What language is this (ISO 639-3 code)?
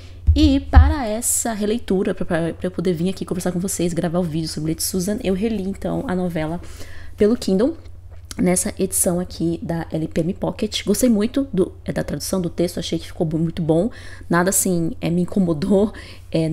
por